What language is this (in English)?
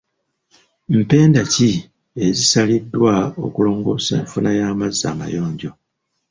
Ganda